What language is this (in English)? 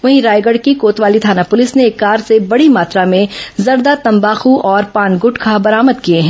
Hindi